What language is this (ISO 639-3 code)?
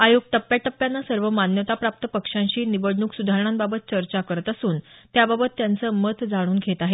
mar